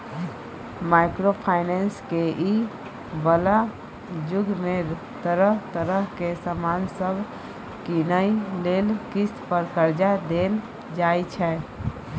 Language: Maithili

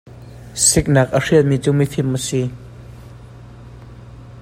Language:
Hakha Chin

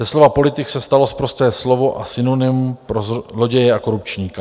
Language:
Czech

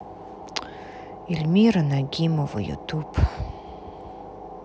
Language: Russian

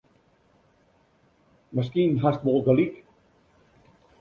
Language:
Western Frisian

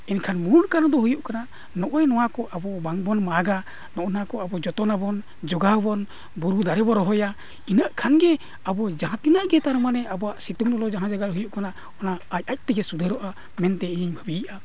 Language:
Santali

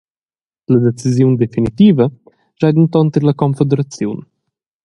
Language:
Romansh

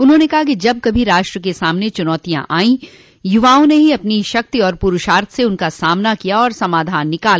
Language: Hindi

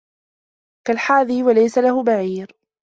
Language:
Arabic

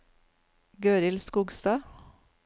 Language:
Norwegian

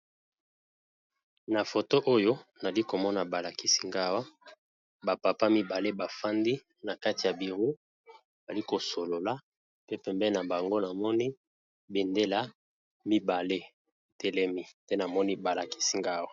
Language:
Lingala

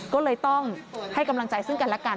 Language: Thai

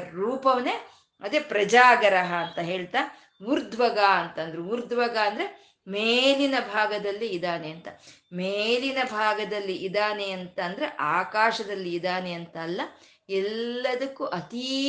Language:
Kannada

